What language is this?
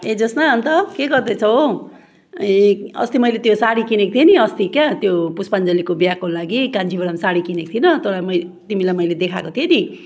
Nepali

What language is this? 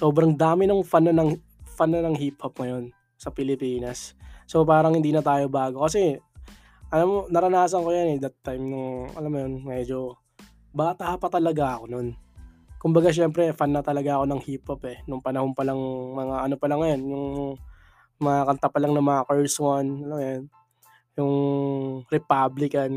Filipino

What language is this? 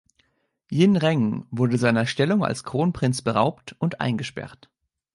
German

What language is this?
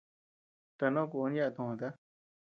Tepeuxila Cuicatec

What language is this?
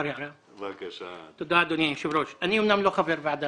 Hebrew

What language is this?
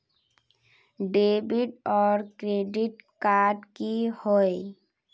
Magahi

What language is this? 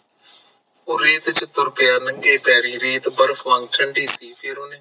Punjabi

